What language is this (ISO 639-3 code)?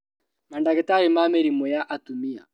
kik